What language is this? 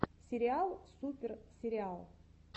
Russian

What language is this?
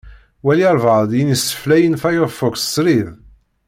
Kabyle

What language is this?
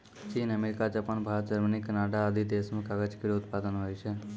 Maithili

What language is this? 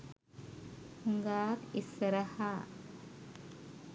Sinhala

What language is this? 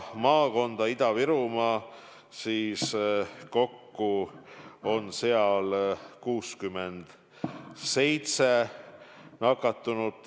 Estonian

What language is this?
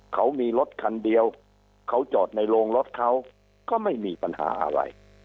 Thai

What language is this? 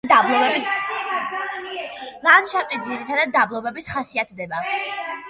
Georgian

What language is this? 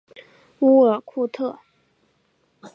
Chinese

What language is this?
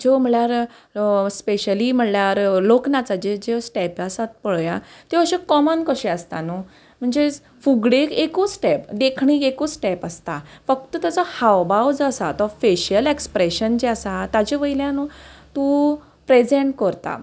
Konkani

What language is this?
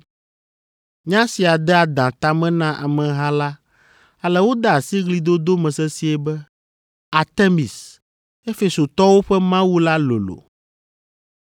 Ewe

